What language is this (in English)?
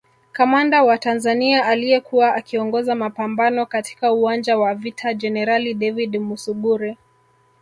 Swahili